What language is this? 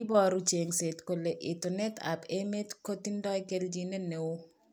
Kalenjin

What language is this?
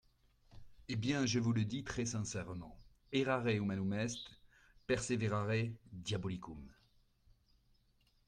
French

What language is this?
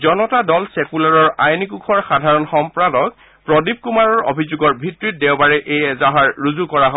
Assamese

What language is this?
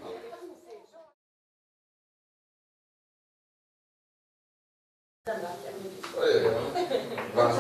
Hungarian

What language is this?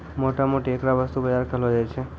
Maithili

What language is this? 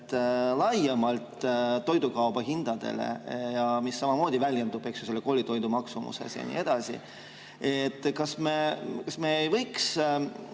Estonian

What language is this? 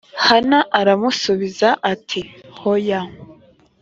Kinyarwanda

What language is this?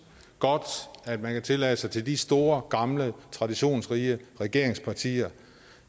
Danish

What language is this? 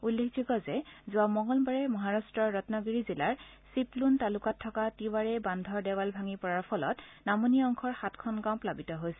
Assamese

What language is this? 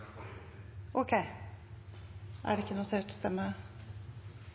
Norwegian Nynorsk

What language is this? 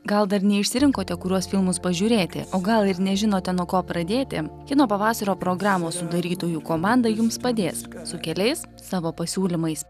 Lithuanian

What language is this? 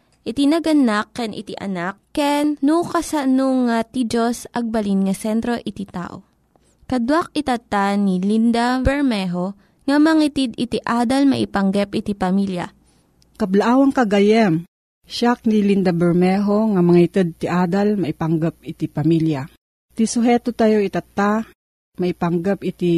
Filipino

